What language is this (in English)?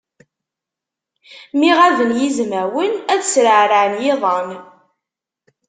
Kabyle